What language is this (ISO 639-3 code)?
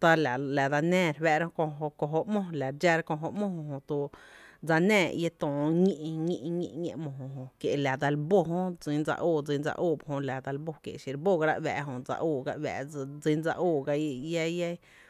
cte